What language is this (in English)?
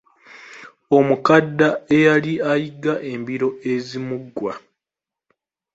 Ganda